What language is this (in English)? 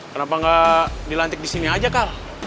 Indonesian